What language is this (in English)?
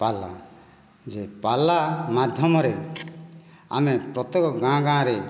Odia